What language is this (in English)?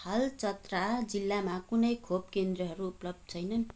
Nepali